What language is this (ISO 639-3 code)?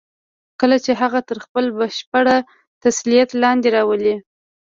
pus